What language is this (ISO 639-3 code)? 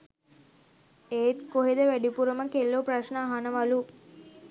sin